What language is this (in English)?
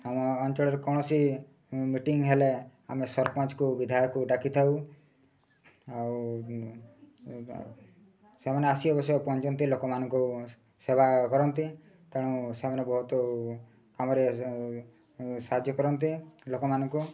Odia